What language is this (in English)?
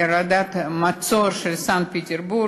Hebrew